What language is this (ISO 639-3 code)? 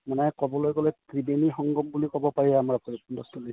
asm